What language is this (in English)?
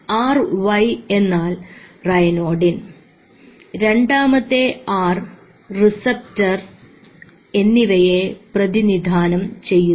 Malayalam